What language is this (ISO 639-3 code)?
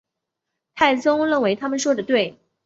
zho